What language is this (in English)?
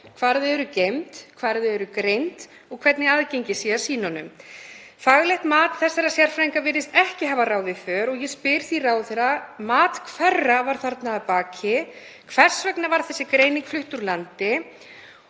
Icelandic